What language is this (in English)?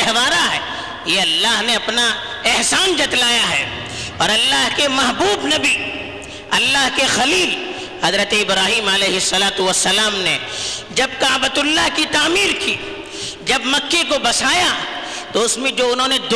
Urdu